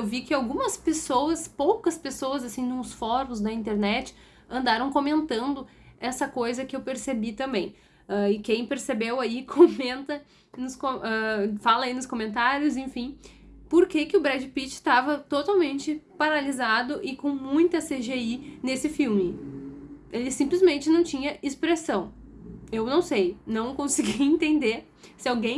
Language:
Portuguese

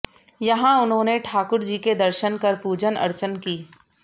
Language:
Hindi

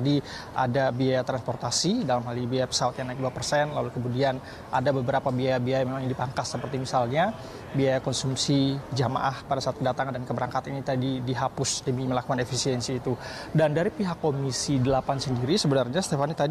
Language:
Indonesian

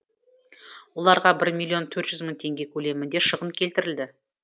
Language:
Kazakh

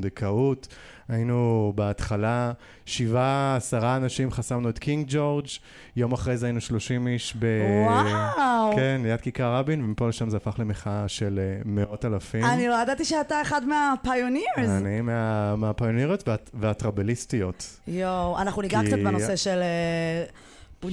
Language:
Hebrew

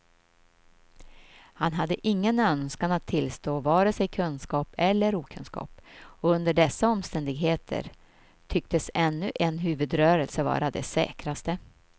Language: Swedish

